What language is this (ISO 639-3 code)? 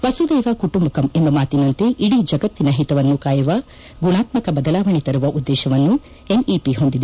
kan